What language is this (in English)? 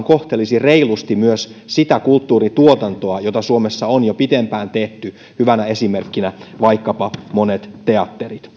Finnish